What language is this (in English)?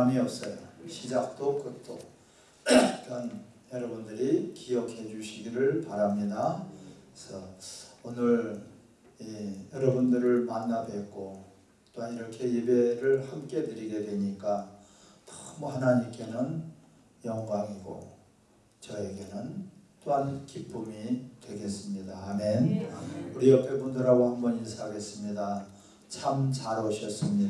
Korean